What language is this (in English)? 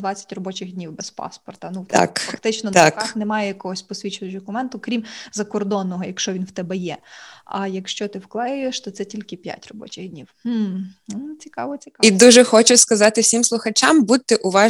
Ukrainian